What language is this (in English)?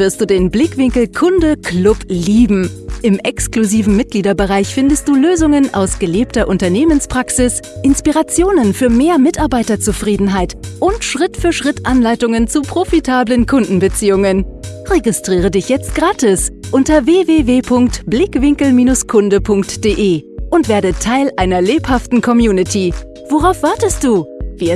German